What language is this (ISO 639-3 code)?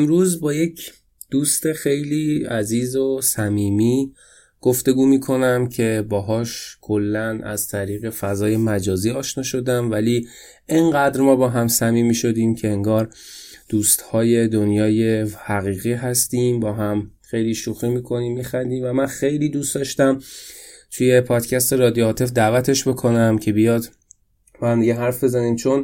fas